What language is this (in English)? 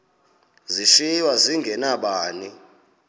Xhosa